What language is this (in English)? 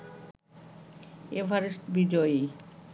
Bangla